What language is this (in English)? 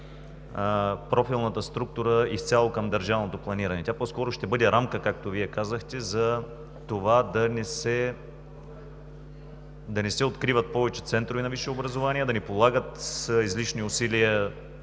Bulgarian